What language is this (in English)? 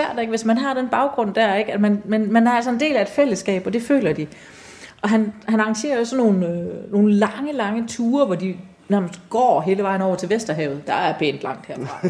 Danish